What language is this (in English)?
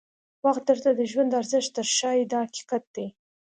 Pashto